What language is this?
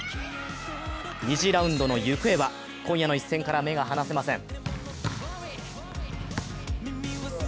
Japanese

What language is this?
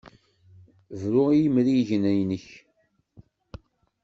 Kabyle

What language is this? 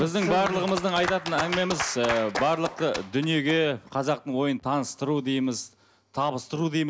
Kazakh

